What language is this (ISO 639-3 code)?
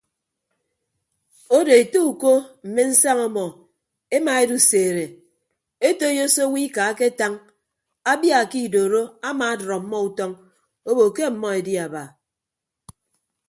ibb